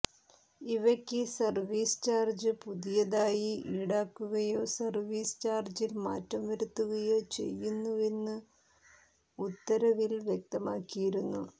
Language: Malayalam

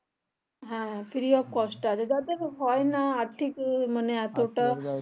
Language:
Bangla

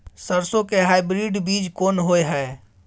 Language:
Maithili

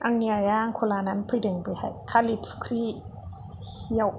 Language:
Bodo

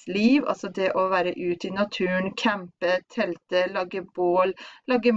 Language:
Norwegian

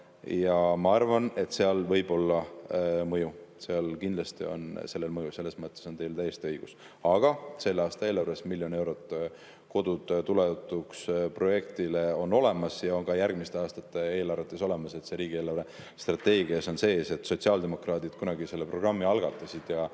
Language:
Estonian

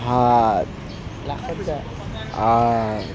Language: Assamese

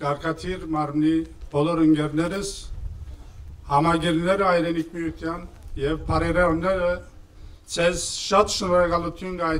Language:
Turkish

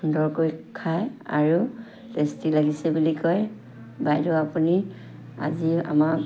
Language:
Assamese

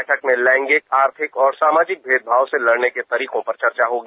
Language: Hindi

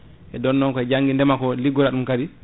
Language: Fula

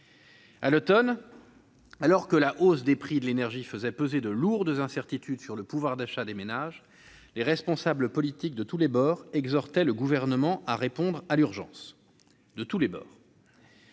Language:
French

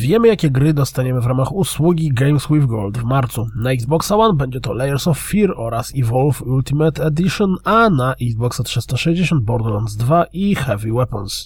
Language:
Polish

